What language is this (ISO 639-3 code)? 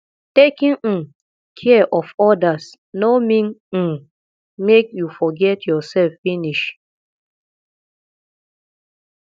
pcm